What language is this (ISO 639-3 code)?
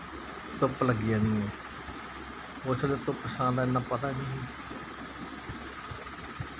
doi